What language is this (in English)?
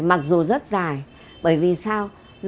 Vietnamese